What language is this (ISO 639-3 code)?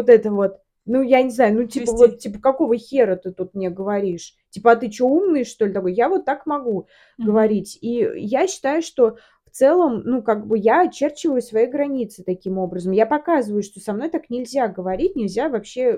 rus